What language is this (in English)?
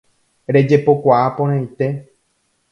Guarani